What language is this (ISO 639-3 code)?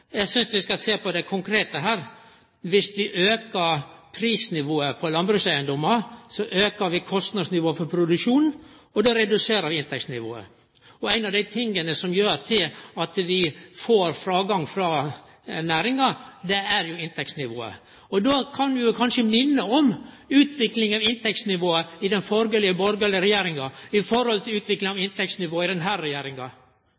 nno